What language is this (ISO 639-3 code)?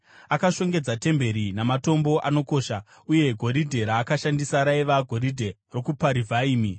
sna